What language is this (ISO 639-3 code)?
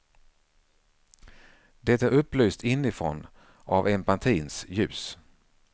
swe